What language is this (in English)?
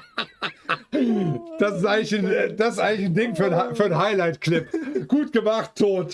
German